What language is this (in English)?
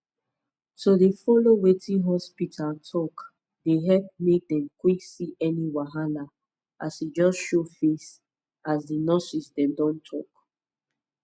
Nigerian Pidgin